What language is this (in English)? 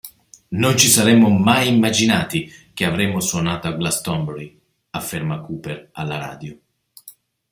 Italian